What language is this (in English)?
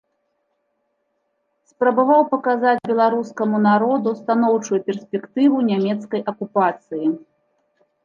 Belarusian